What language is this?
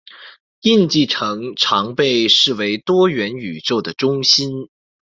Chinese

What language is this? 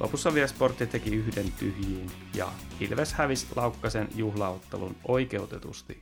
Finnish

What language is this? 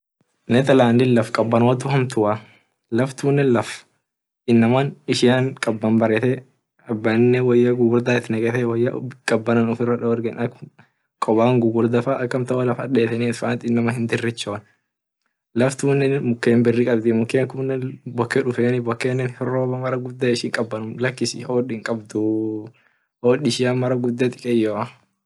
Orma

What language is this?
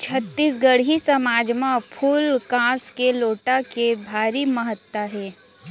Chhattisgarhi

